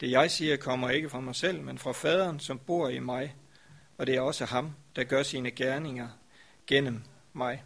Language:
Danish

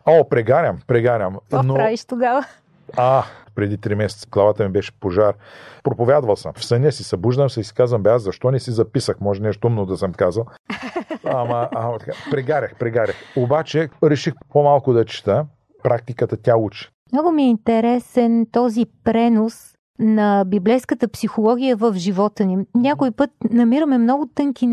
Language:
Bulgarian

